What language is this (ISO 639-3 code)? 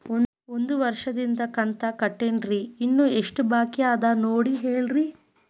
kan